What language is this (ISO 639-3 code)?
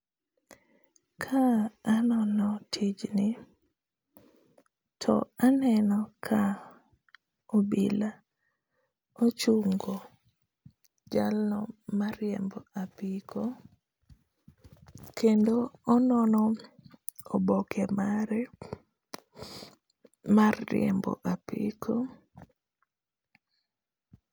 luo